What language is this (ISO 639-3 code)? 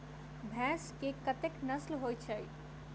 mai